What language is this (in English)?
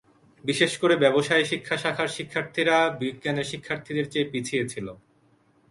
Bangla